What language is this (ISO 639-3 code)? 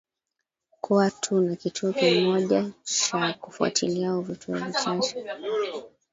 swa